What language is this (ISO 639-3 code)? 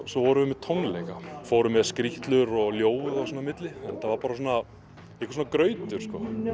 isl